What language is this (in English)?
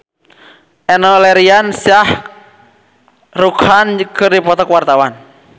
Sundanese